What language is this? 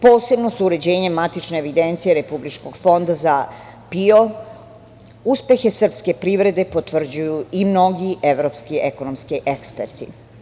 Serbian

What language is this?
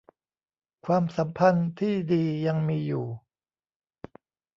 Thai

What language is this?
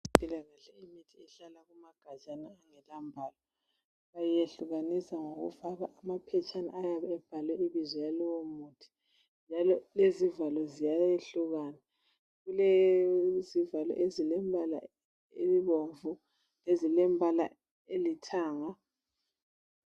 North Ndebele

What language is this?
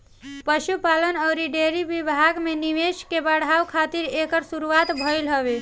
Bhojpuri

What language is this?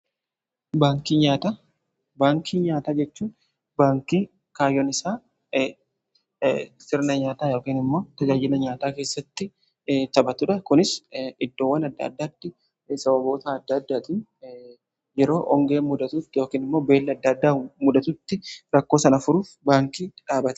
Oromo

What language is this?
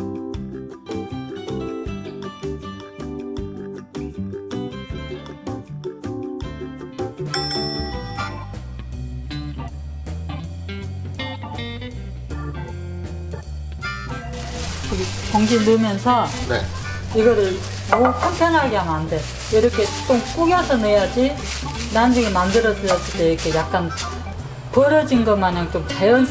Korean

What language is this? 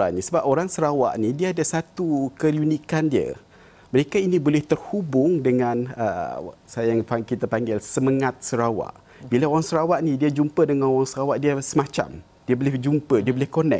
Malay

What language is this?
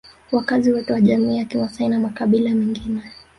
Swahili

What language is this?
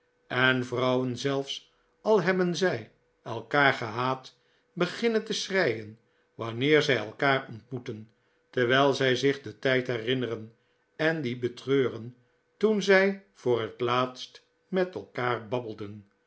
Dutch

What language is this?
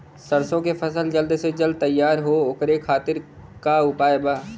Bhojpuri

